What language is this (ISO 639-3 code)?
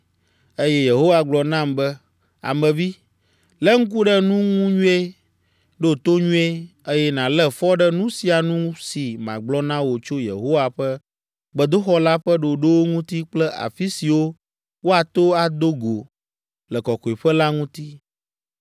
ewe